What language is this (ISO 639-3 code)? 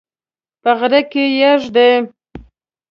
pus